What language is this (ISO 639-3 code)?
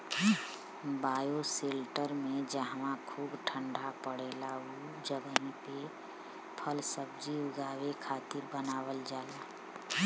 bho